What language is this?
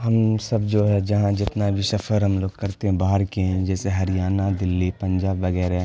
Urdu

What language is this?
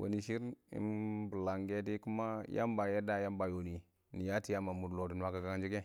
Awak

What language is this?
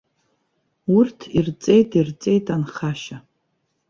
Abkhazian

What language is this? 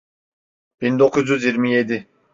Turkish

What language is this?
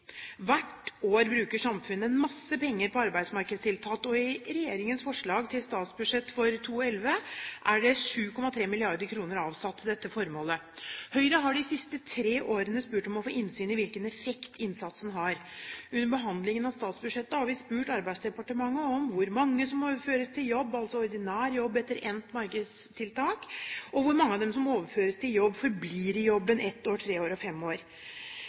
Norwegian Bokmål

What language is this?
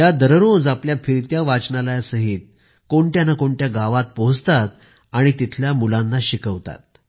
Marathi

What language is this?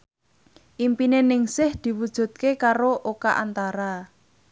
Javanese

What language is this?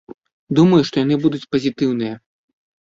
Belarusian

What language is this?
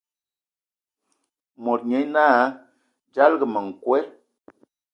Ewondo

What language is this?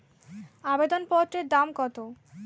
Bangla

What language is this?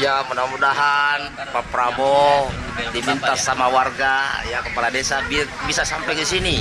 Indonesian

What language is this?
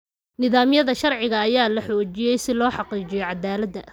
Somali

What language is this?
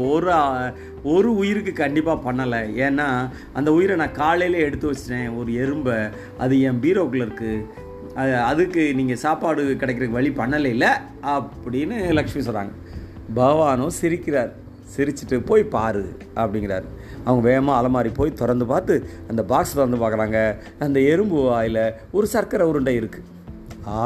Tamil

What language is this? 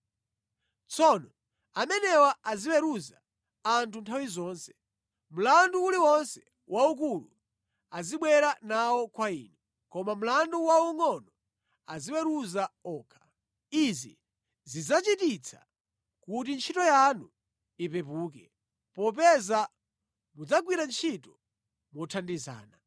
Nyanja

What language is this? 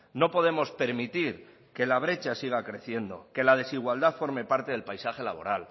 Spanish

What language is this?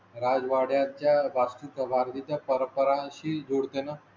Marathi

